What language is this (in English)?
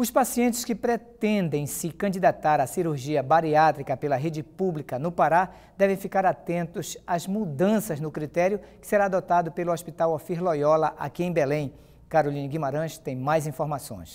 Portuguese